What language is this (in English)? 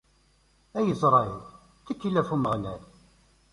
Kabyle